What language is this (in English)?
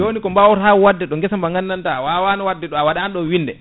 Fula